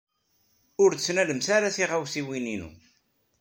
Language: Kabyle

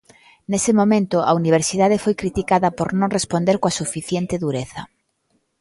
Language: Galician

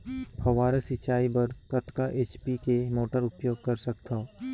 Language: Chhattisgarhi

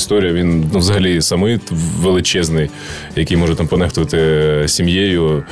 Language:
Ukrainian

